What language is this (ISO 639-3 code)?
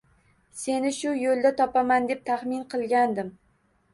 uzb